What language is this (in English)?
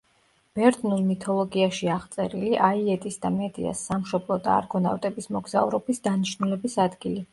Georgian